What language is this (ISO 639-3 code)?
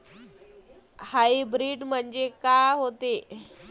mar